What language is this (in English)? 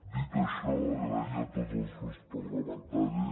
Catalan